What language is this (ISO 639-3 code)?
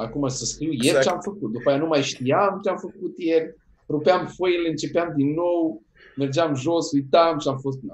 ron